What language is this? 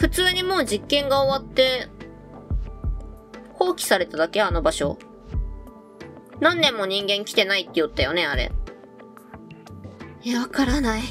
Japanese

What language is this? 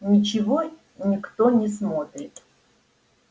Russian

